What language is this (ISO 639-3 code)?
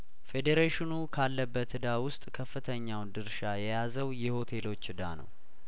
amh